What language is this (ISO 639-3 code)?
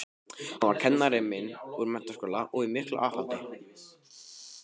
isl